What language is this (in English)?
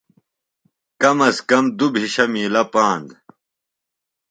Phalura